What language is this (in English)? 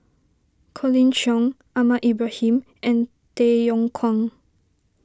English